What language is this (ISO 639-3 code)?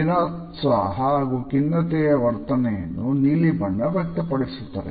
kan